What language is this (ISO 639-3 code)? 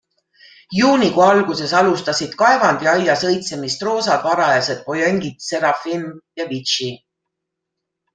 est